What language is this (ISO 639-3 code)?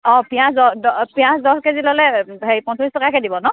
asm